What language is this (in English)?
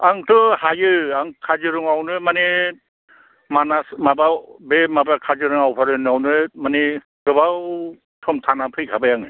Bodo